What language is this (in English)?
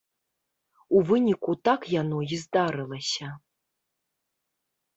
Belarusian